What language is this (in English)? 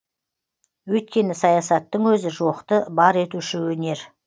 Kazakh